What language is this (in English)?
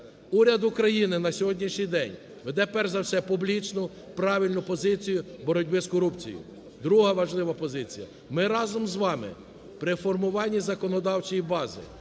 Ukrainian